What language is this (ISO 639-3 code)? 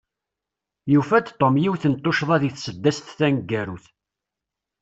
kab